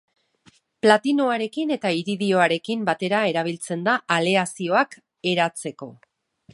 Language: Basque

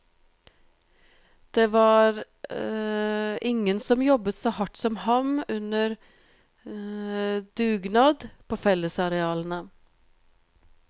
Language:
Norwegian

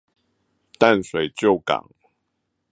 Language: Chinese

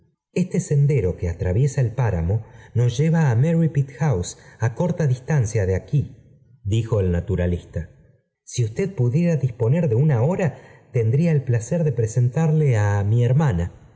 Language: Spanish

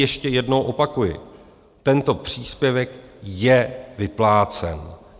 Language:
Czech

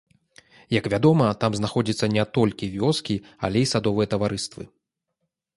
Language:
Belarusian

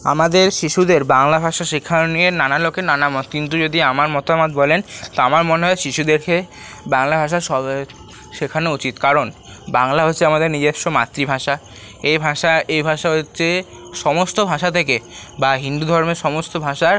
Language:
Bangla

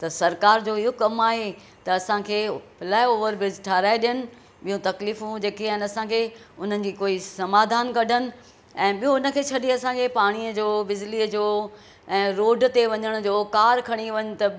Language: Sindhi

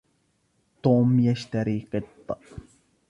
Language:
Arabic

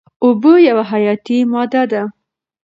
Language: Pashto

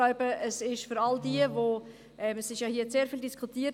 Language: Swiss German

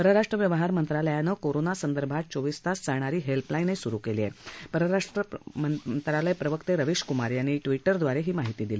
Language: Marathi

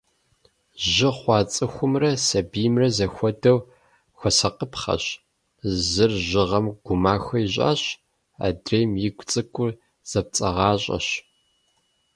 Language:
Kabardian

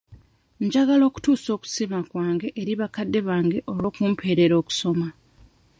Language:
Ganda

